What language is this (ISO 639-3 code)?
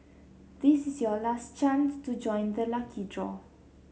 eng